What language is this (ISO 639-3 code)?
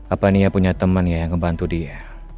ind